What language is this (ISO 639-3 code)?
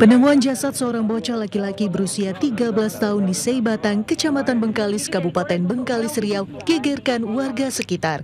ind